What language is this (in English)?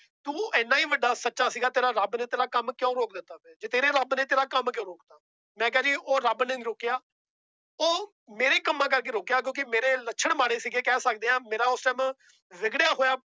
Punjabi